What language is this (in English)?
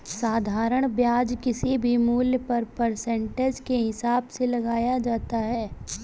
Hindi